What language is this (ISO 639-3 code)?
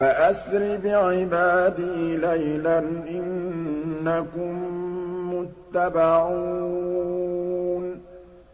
ara